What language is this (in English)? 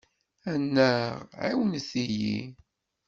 Kabyle